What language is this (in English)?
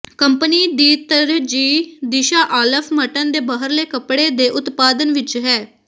Punjabi